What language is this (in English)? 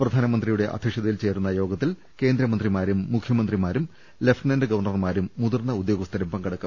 Malayalam